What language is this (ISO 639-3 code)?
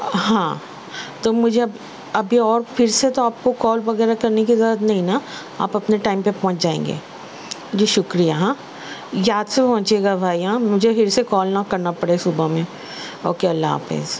urd